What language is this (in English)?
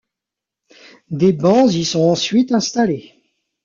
French